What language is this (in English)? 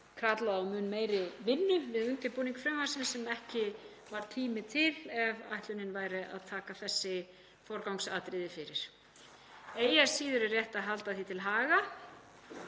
Icelandic